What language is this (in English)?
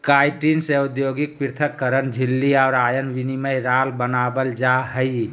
Magahi